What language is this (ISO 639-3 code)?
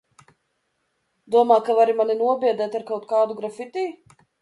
lav